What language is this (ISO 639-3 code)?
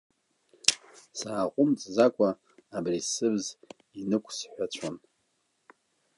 abk